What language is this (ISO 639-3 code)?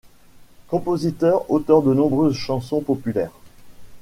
fra